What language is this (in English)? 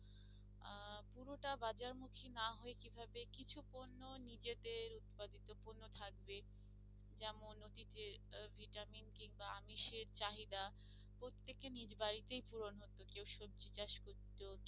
Bangla